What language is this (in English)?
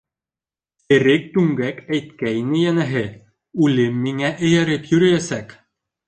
Bashkir